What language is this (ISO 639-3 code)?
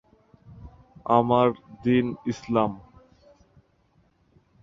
ben